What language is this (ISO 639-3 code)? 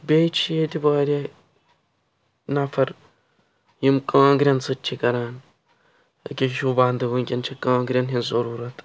kas